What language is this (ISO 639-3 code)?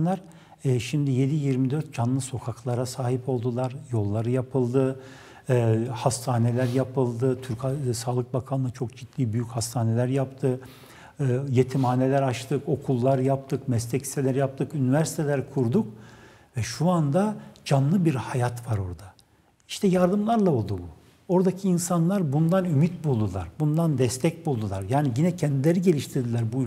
tur